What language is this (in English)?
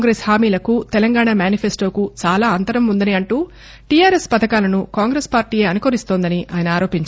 Telugu